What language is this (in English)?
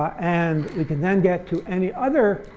English